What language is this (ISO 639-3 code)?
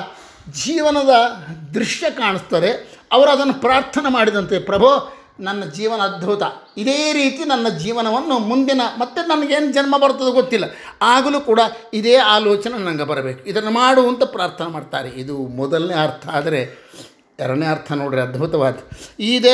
kan